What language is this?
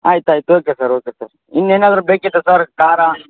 Kannada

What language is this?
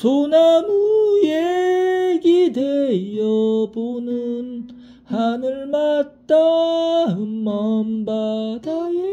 Korean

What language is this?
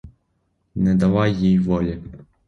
Ukrainian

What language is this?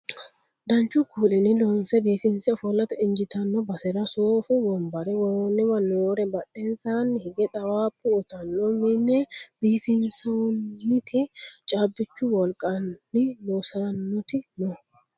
Sidamo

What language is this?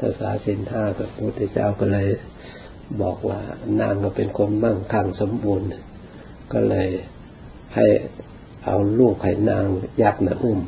Thai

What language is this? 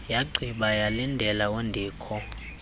Xhosa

